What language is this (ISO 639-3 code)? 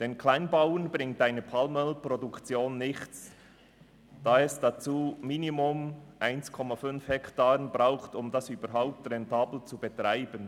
gsw